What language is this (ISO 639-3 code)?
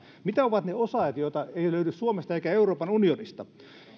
fin